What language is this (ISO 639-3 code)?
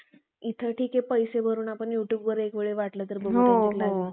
mar